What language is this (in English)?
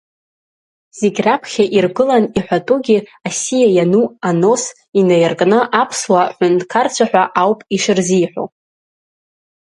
Abkhazian